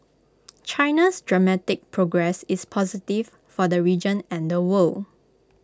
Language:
English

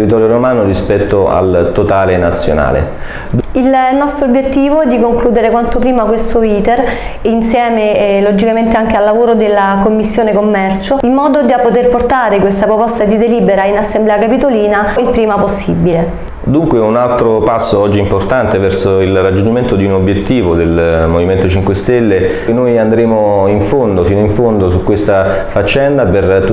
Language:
Italian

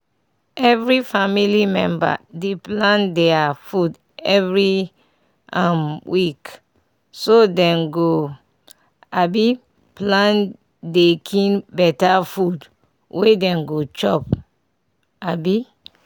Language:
Nigerian Pidgin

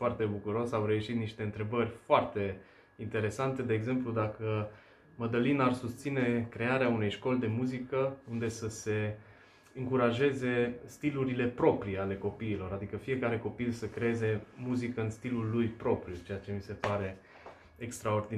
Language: Romanian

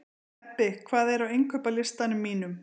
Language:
Icelandic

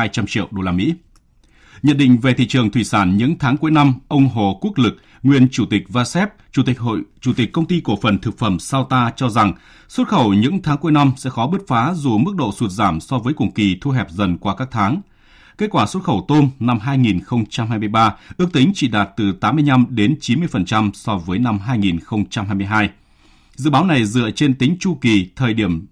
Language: Vietnamese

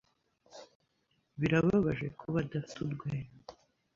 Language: Kinyarwanda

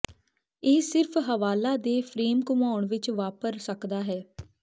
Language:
Punjabi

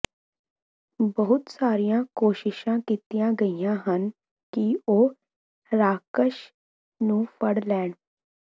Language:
Punjabi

